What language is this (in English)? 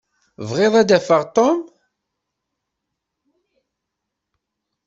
Kabyle